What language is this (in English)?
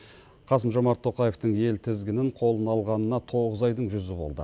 Kazakh